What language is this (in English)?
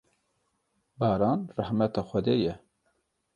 Kurdish